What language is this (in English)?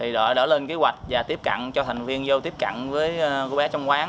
Vietnamese